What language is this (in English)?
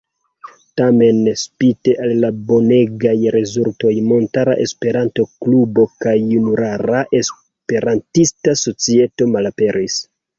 Esperanto